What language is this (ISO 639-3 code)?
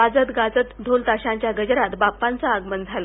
mar